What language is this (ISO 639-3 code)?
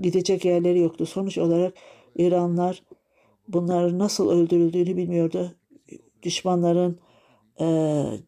tur